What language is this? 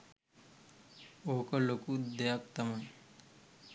Sinhala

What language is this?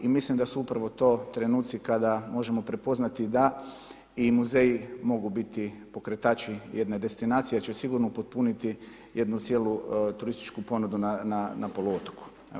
Croatian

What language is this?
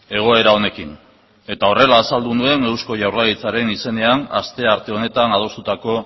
Basque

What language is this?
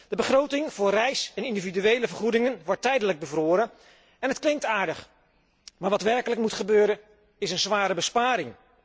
Dutch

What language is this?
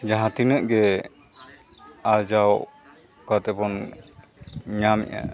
Santali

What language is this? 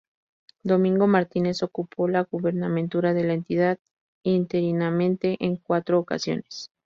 Spanish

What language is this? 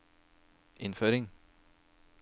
Norwegian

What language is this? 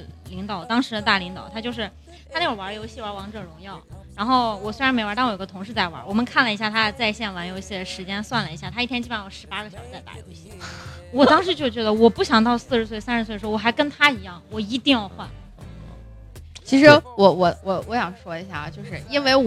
Chinese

